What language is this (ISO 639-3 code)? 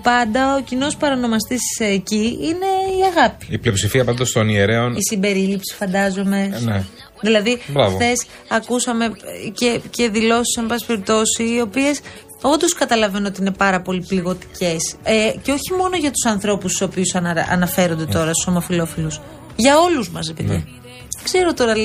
ell